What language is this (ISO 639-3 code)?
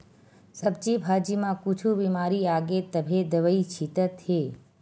hne